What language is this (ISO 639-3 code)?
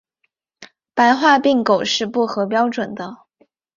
zho